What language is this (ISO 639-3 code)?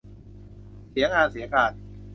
tha